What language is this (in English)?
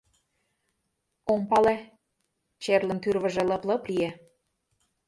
Mari